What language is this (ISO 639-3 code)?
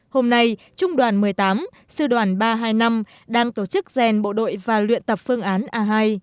vie